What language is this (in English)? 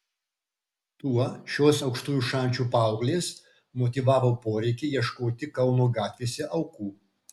Lithuanian